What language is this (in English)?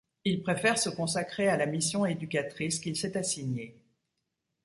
French